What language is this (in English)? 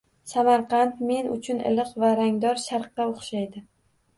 Uzbek